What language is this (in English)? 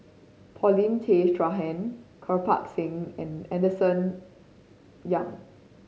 English